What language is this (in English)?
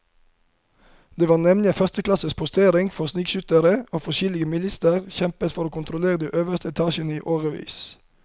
Norwegian